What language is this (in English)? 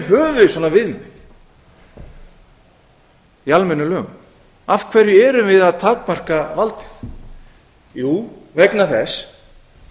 Icelandic